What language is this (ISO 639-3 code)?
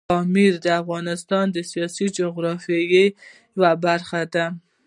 pus